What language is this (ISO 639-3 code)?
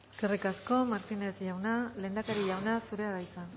eus